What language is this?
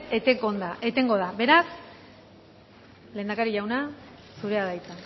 Basque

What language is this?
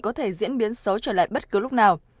Vietnamese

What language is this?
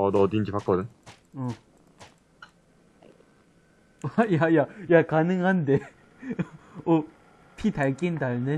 Korean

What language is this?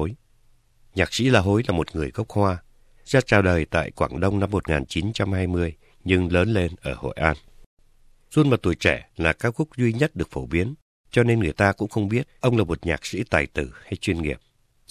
Vietnamese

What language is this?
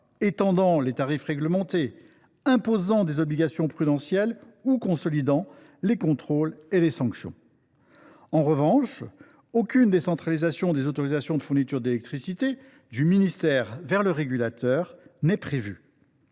French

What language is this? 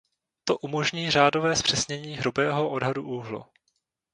Czech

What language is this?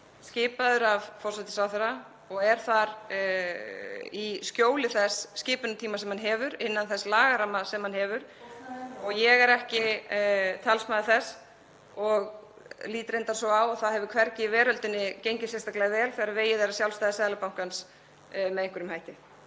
Icelandic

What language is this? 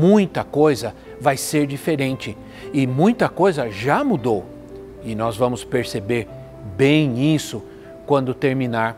Portuguese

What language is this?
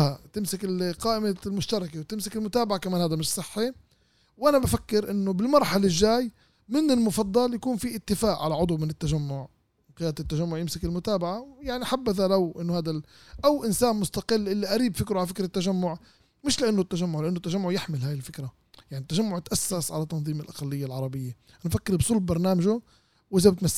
Arabic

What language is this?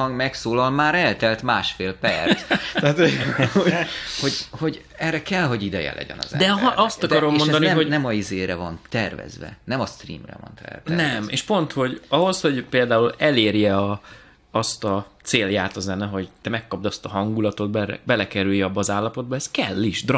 Hungarian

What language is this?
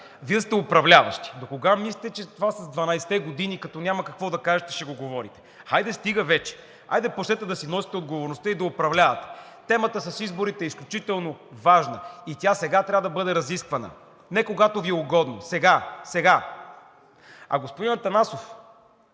Bulgarian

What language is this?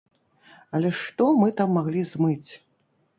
Belarusian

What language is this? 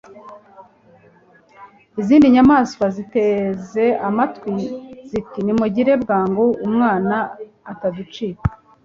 Kinyarwanda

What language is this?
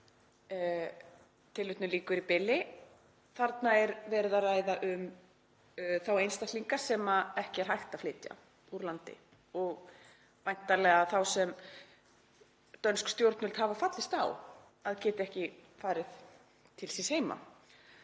Icelandic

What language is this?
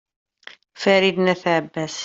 Kabyle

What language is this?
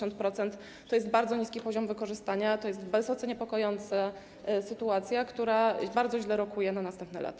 Polish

